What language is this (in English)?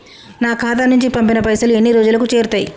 Telugu